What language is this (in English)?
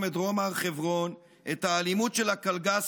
Hebrew